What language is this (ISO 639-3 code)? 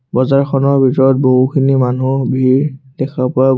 asm